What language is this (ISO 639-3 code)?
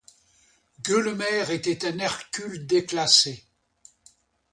fra